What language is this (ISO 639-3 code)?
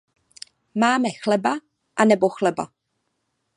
ces